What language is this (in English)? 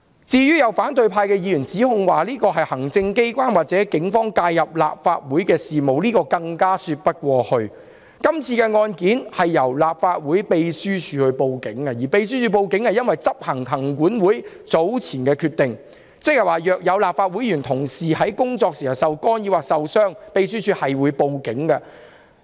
Cantonese